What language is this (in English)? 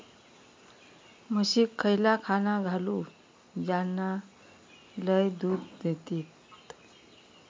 Marathi